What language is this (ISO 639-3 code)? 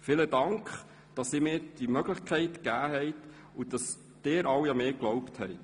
gsw